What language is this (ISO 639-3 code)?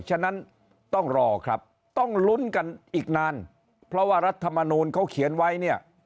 tha